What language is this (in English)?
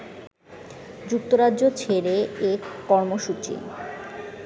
Bangla